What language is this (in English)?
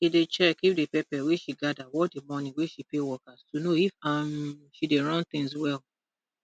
Nigerian Pidgin